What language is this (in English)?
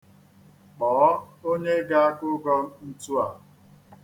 Igbo